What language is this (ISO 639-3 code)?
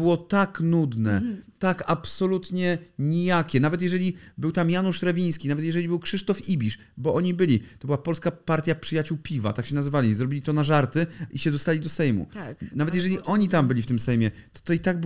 pol